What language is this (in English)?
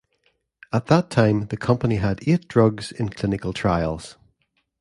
English